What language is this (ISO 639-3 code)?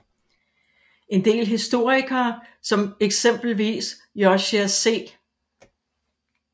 dan